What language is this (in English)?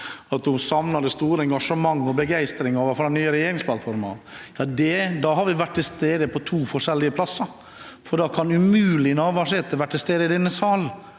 Norwegian